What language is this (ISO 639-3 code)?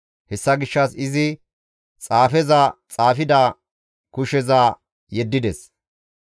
gmv